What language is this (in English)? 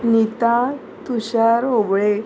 Konkani